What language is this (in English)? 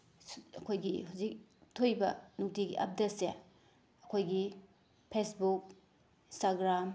Manipuri